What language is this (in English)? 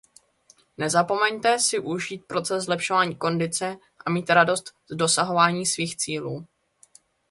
Czech